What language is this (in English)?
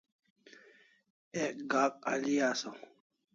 Kalasha